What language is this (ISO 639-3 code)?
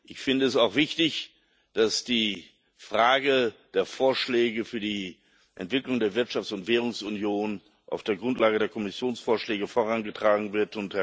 deu